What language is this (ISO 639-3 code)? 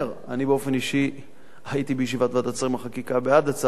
heb